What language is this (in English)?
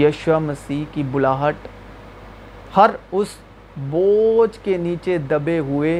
Urdu